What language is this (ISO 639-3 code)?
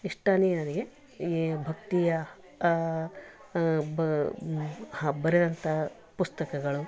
kan